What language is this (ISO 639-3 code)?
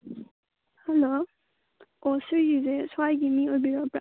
mni